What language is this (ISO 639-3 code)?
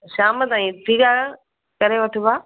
snd